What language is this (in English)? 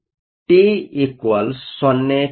Kannada